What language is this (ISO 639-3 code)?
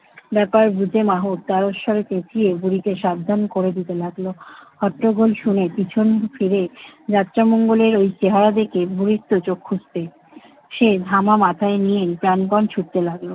ben